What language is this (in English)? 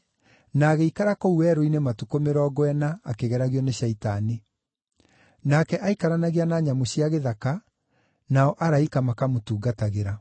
Kikuyu